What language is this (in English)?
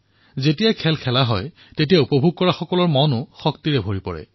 Assamese